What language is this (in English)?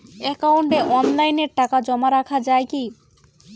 Bangla